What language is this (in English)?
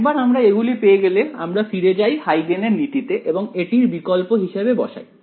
Bangla